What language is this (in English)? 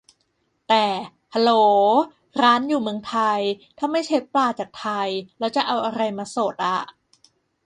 Thai